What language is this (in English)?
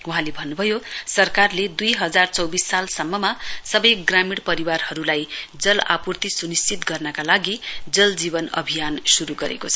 Nepali